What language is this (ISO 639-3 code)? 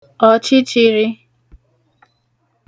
ibo